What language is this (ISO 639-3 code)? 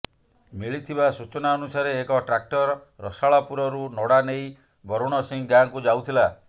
ori